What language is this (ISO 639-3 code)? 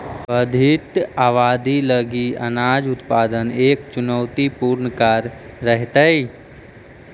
mag